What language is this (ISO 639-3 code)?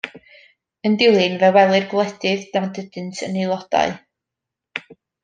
cym